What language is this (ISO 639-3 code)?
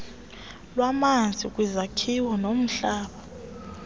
xho